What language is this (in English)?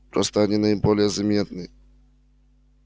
Russian